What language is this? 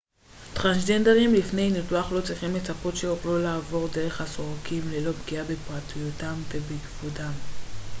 Hebrew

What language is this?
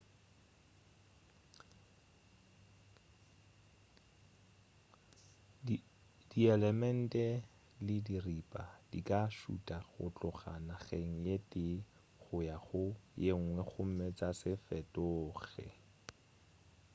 Northern Sotho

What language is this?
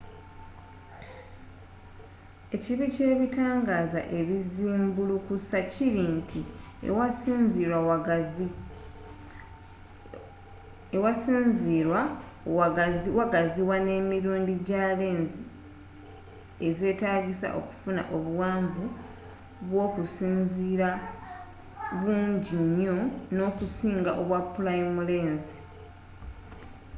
Ganda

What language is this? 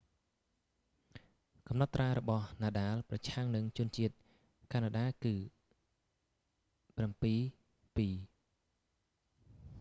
Khmer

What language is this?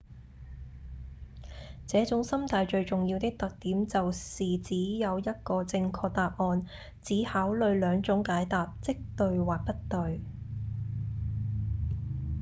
Cantonese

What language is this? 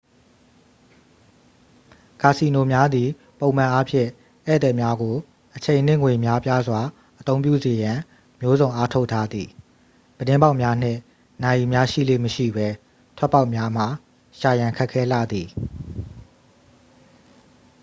Burmese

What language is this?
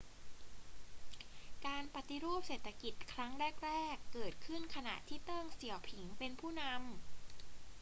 Thai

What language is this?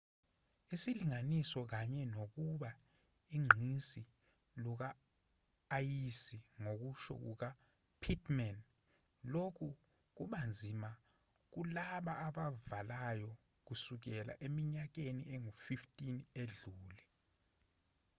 Zulu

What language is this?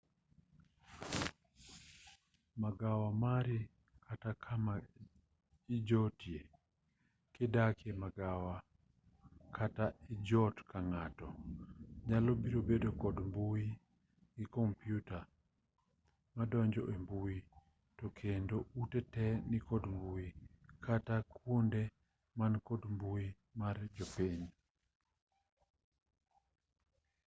Luo (Kenya and Tanzania)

